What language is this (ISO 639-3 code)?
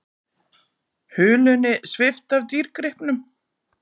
isl